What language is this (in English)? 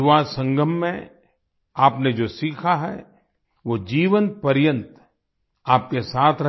Hindi